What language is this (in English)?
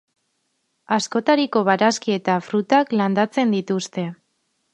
Basque